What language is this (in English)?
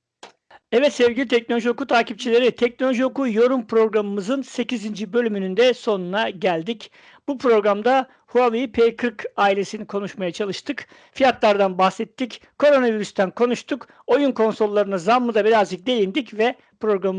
Turkish